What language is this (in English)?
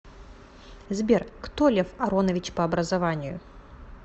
Russian